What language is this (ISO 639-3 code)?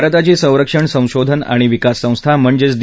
mar